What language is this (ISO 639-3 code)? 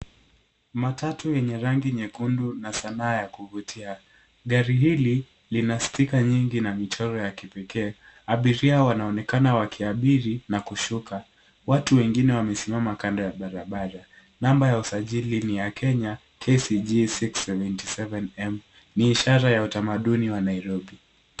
swa